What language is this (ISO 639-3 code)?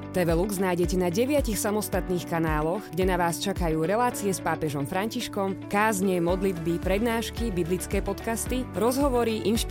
slk